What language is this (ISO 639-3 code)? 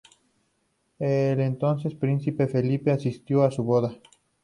spa